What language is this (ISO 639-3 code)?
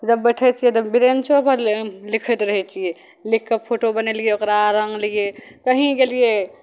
mai